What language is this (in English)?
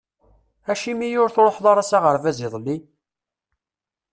Kabyle